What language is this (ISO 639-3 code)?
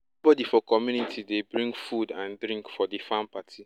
pcm